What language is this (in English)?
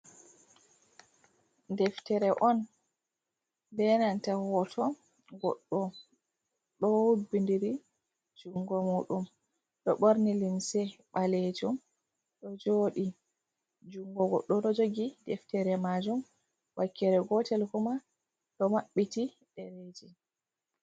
Fula